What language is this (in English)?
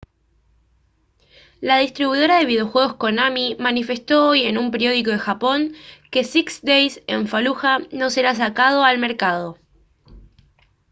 Spanish